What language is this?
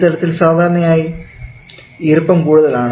Malayalam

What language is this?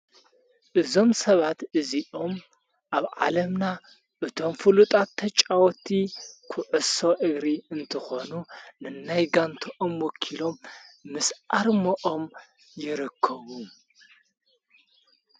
Tigrinya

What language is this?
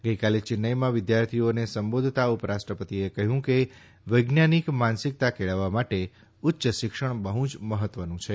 Gujarati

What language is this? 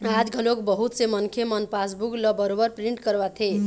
Chhattisgarhi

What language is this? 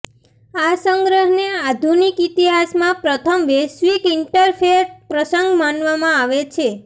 Gujarati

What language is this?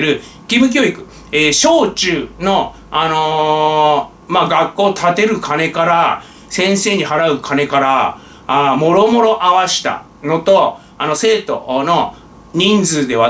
Japanese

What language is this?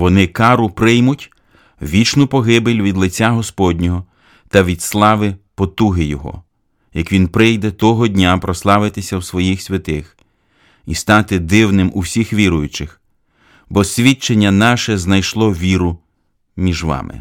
Ukrainian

